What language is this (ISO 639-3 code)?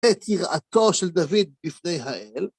heb